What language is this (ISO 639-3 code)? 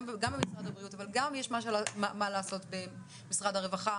heb